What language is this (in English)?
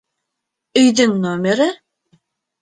Bashkir